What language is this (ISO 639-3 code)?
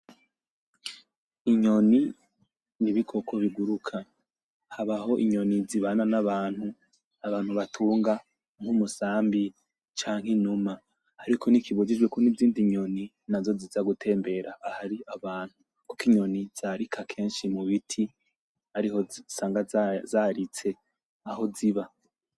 run